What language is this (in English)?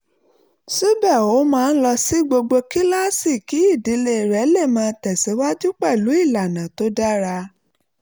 Yoruba